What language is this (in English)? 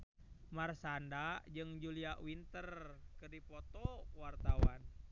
Sundanese